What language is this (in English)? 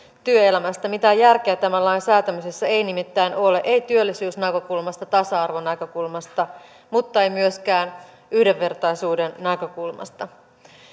Finnish